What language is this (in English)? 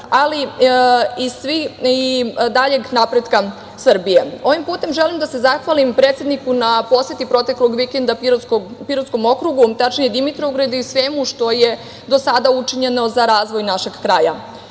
Serbian